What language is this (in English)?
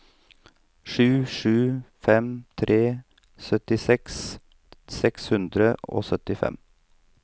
Norwegian